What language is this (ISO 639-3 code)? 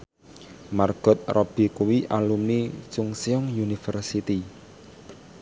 jav